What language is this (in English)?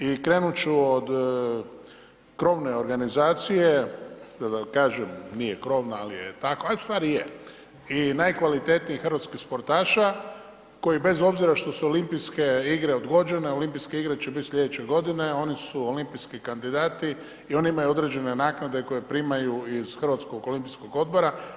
Croatian